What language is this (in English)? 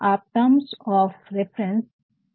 Hindi